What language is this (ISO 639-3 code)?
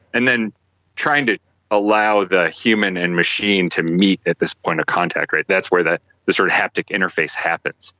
eng